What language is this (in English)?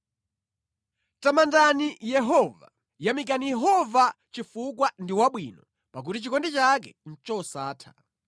Nyanja